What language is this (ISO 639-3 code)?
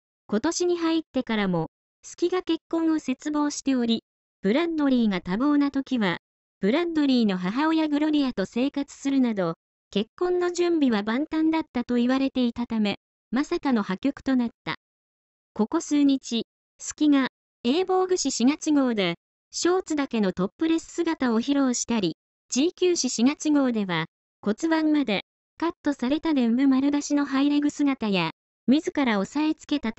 jpn